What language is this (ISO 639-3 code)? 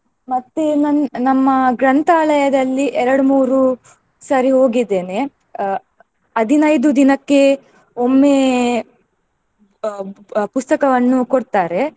kan